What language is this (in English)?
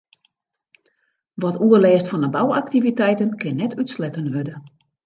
Western Frisian